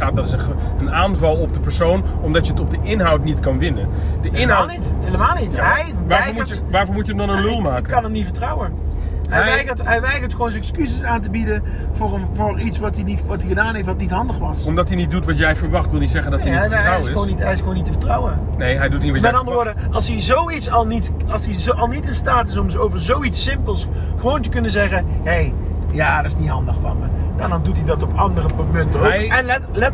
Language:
Dutch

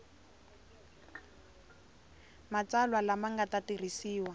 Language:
Tsonga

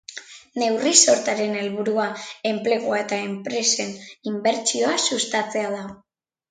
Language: Basque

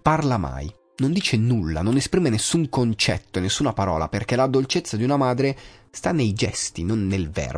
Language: Italian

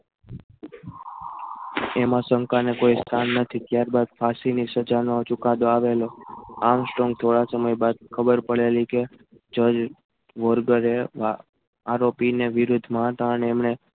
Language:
Gujarati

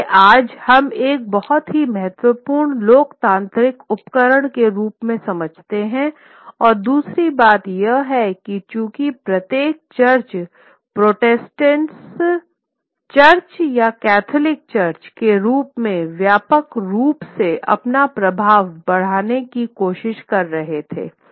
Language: Hindi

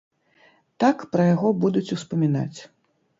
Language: Belarusian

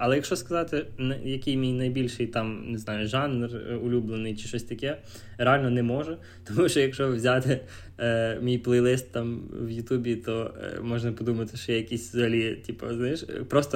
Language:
Ukrainian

